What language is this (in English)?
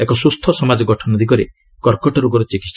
Odia